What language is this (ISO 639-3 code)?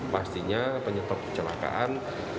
ind